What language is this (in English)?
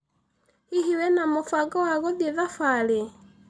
Kikuyu